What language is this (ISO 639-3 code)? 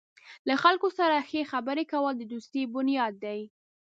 pus